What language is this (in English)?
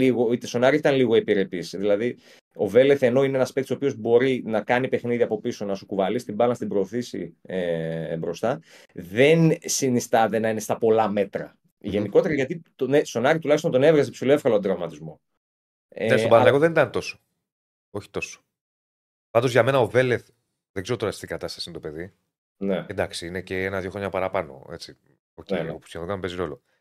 Greek